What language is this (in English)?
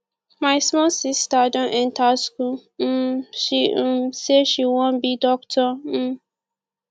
Nigerian Pidgin